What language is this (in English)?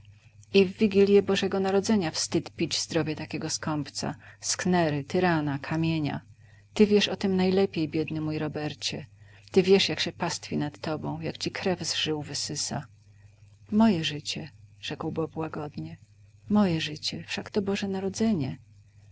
Polish